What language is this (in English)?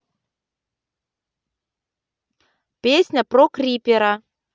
Russian